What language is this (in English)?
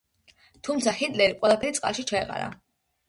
Georgian